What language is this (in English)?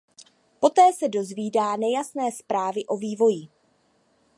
Czech